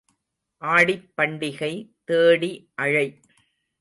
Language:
Tamil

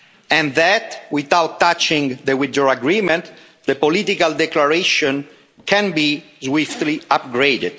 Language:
English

